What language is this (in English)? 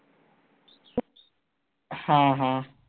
Marathi